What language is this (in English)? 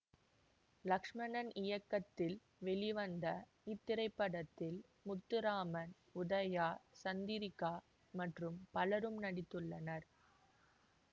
Tamil